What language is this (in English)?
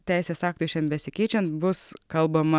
Lithuanian